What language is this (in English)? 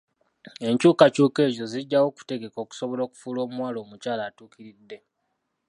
Ganda